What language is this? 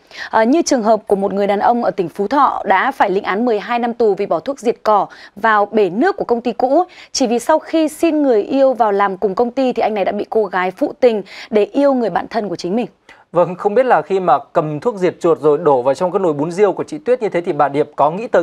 Vietnamese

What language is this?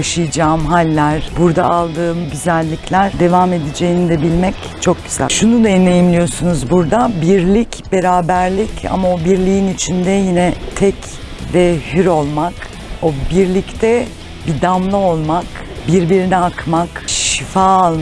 Turkish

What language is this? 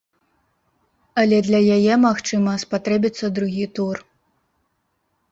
Belarusian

